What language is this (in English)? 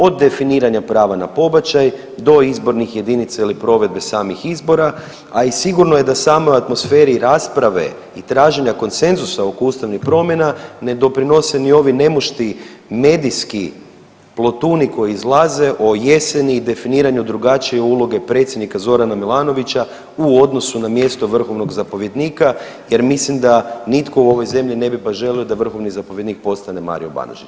Croatian